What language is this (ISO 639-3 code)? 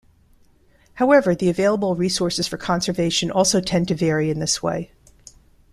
eng